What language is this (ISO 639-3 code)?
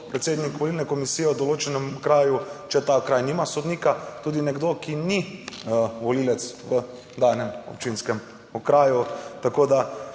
slv